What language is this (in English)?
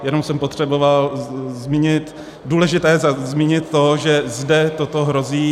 Czech